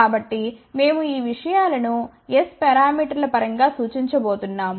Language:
Telugu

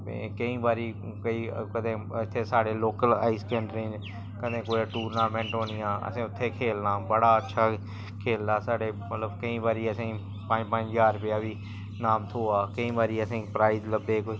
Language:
Dogri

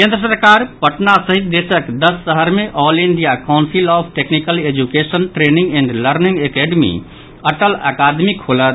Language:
Maithili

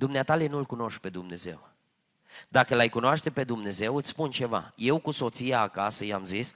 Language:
Romanian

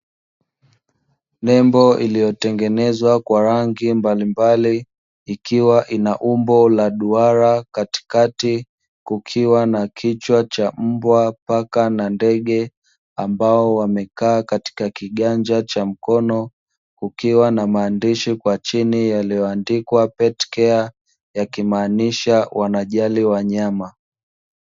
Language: Swahili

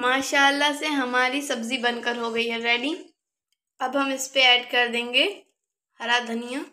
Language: Hindi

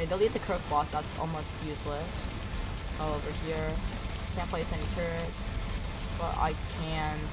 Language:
English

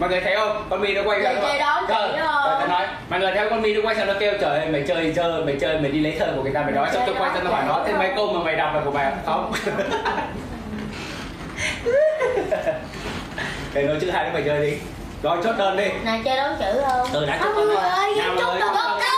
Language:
Vietnamese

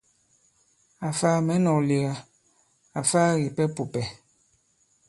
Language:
Bankon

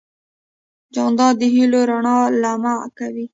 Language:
Pashto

